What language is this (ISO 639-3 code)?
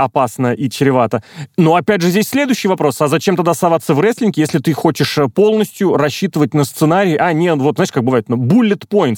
rus